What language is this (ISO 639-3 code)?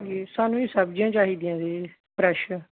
pan